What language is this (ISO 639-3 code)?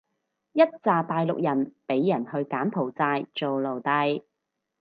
yue